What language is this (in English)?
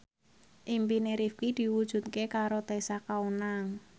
Javanese